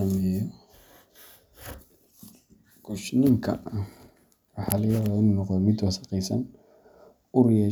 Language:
Somali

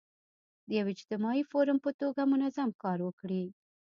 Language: Pashto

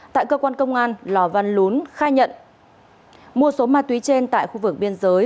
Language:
Vietnamese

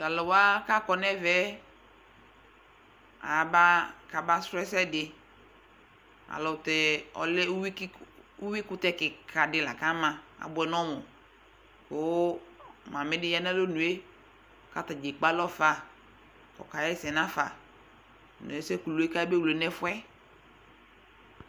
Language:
Ikposo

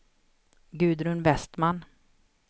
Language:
Swedish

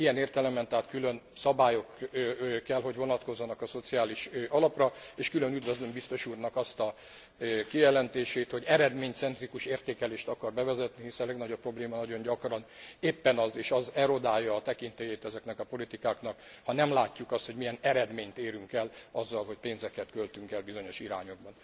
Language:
Hungarian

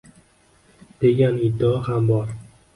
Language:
Uzbek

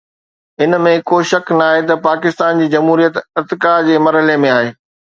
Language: Sindhi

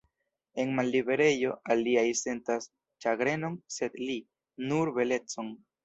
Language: Esperanto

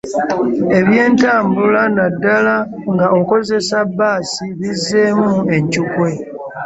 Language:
Ganda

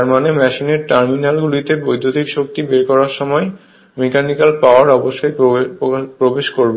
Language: Bangla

